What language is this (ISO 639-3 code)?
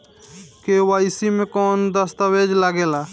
bho